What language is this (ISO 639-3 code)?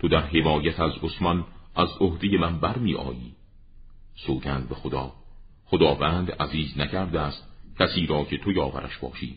fas